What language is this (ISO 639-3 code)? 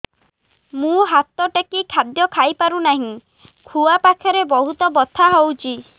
ori